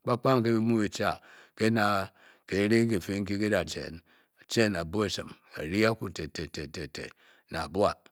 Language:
Bokyi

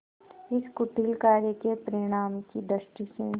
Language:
Hindi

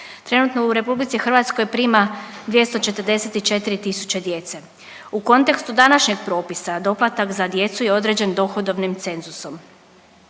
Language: Croatian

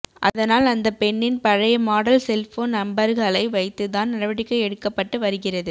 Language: Tamil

